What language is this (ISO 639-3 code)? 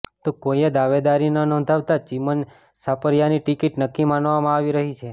guj